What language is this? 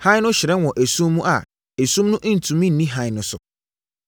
Akan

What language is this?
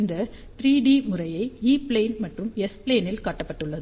Tamil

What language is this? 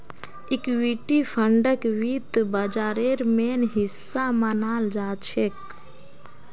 Magahi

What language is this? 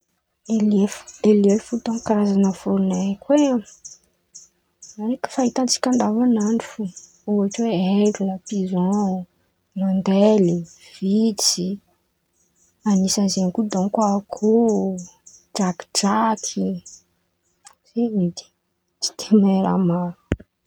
Antankarana Malagasy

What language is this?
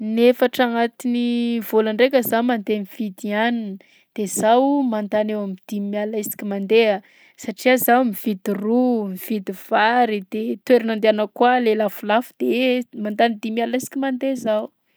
Southern Betsimisaraka Malagasy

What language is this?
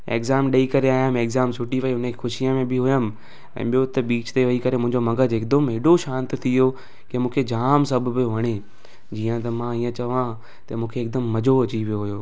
Sindhi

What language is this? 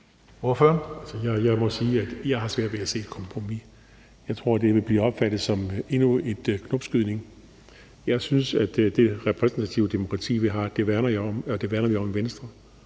Danish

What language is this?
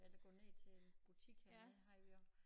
Danish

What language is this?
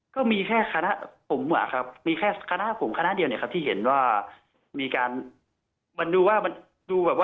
Thai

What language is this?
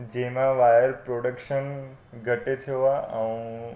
Sindhi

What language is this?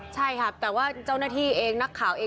Thai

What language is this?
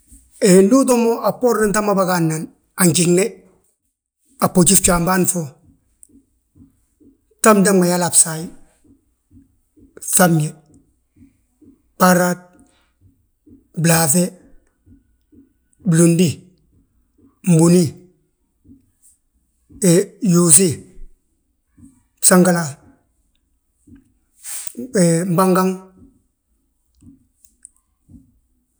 Balanta-Ganja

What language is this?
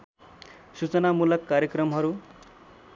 Nepali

